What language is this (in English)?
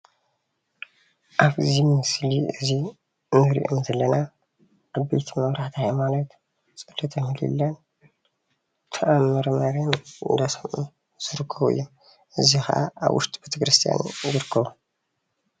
Tigrinya